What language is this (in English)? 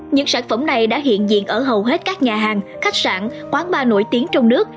Vietnamese